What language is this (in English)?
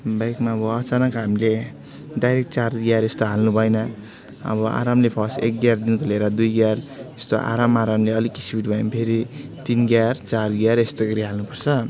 Nepali